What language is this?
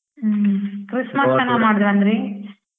Kannada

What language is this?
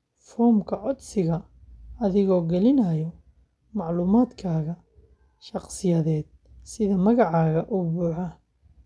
Somali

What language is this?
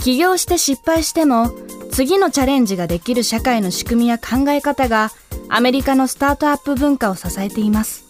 Japanese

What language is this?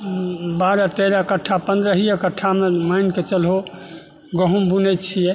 Maithili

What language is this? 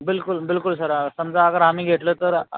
Marathi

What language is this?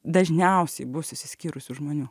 Lithuanian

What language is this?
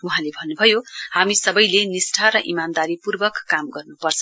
Nepali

